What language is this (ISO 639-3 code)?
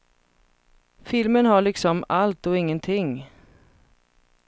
swe